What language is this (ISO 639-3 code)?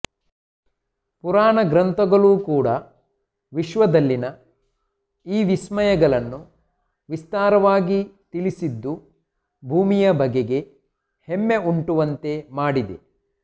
kan